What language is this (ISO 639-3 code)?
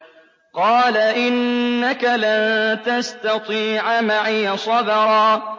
ara